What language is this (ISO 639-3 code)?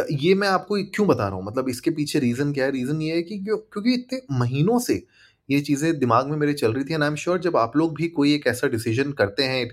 hin